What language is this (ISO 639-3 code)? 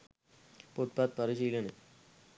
sin